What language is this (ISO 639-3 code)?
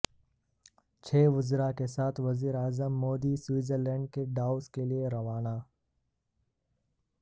urd